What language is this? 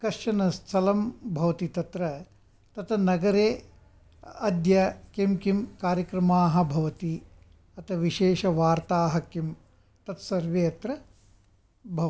Sanskrit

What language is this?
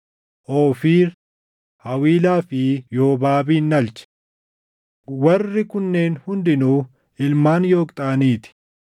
Oromo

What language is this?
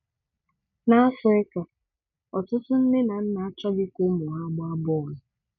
Igbo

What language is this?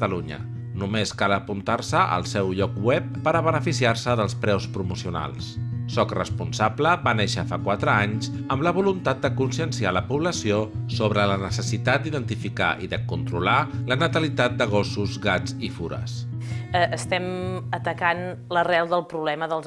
Catalan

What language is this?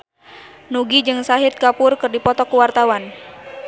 Sundanese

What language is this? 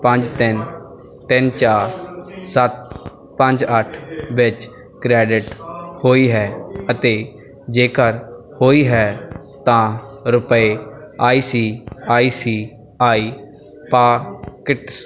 Punjabi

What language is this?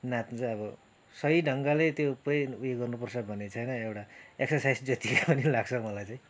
Nepali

